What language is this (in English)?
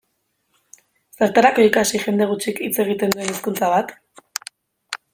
Basque